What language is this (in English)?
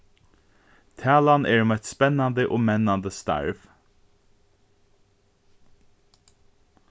Faroese